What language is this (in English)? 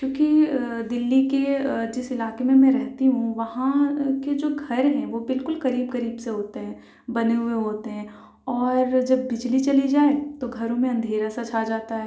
Urdu